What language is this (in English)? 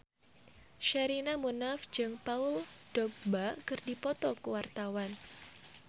Sundanese